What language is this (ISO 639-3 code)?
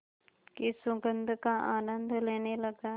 hin